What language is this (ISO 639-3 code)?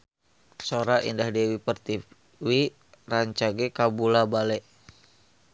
sun